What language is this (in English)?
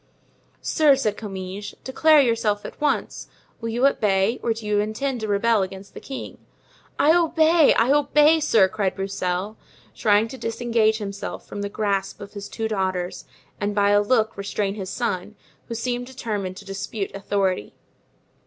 English